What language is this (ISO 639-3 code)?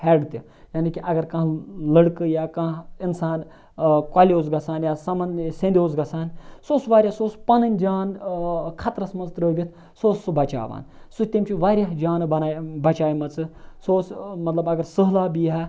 kas